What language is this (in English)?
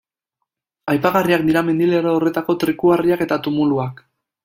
Basque